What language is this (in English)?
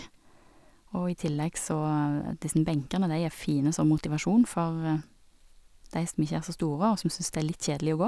Norwegian